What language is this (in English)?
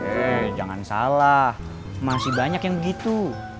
Indonesian